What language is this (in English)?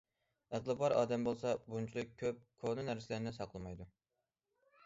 Uyghur